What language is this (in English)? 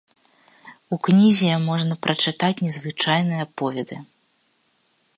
Belarusian